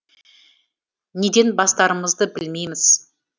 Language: Kazakh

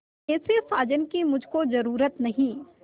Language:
Hindi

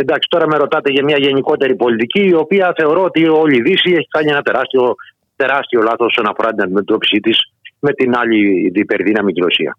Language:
Greek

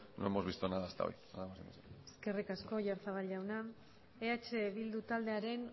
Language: Basque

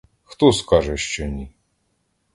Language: Ukrainian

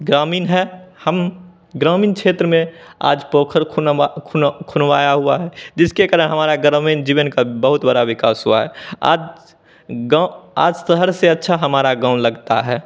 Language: Hindi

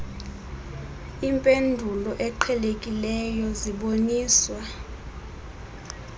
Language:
Xhosa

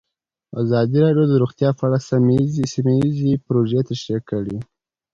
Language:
Pashto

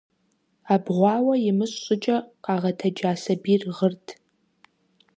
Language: Kabardian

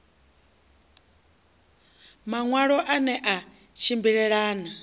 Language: Venda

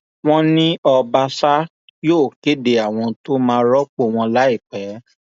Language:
Yoruba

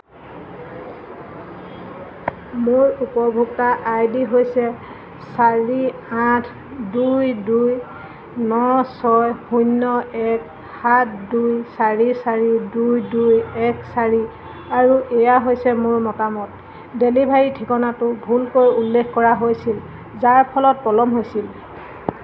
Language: Assamese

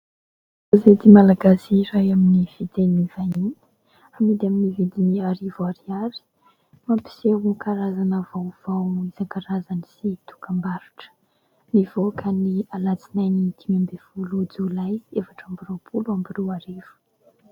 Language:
Malagasy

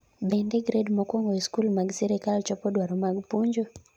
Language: Luo (Kenya and Tanzania)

